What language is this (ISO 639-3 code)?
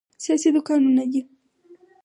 pus